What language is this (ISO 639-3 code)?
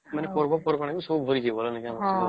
ori